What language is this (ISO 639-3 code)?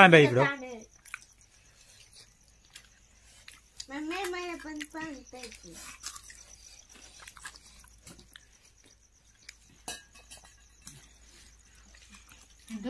ind